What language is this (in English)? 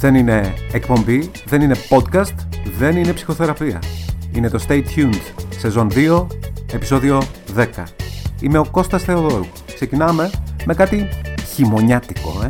Greek